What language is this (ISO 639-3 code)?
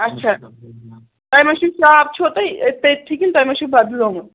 kas